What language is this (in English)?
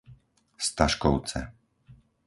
Slovak